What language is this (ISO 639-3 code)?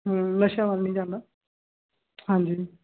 pan